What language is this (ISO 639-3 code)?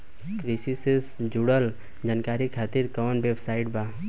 bho